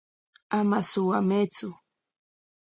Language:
Corongo Ancash Quechua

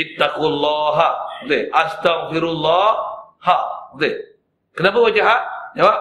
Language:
Malay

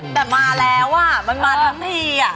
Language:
Thai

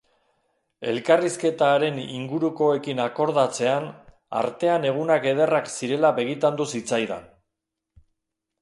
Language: Basque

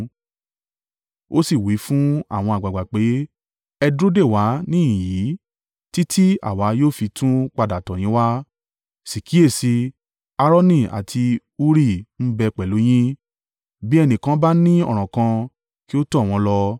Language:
Yoruba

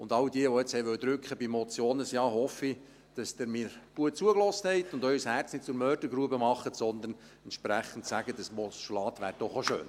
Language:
Swiss German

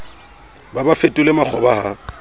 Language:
Southern Sotho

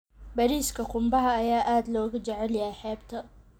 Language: Somali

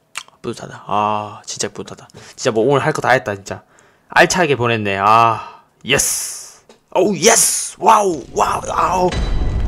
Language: Korean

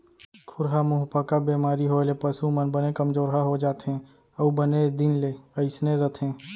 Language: Chhattisgarhi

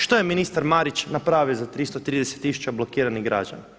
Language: Croatian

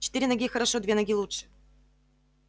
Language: Russian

